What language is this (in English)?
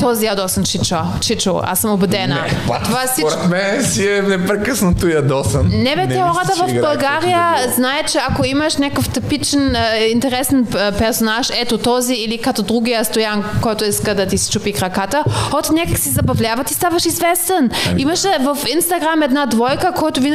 Bulgarian